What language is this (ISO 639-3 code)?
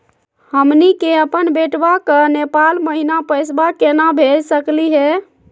mag